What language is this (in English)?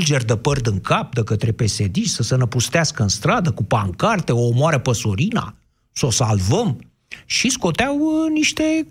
Romanian